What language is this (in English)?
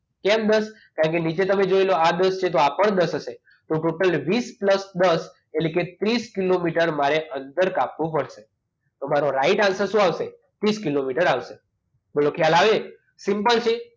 Gujarati